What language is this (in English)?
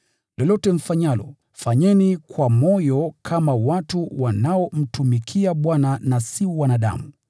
Swahili